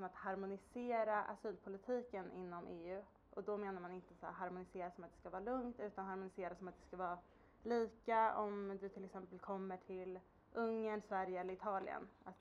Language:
Swedish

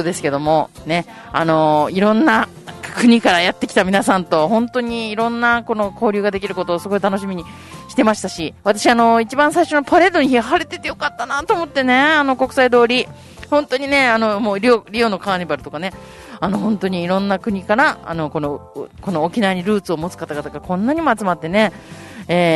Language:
Japanese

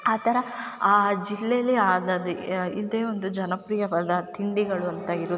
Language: Kannada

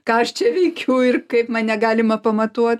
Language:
Lithuanian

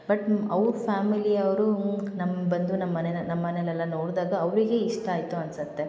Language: Kannada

